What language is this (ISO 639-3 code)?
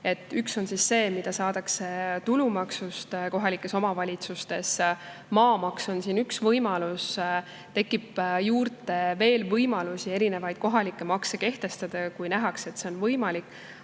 est